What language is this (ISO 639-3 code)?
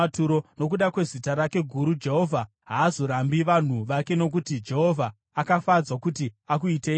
sna